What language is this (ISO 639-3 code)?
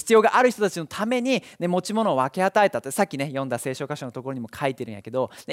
jpn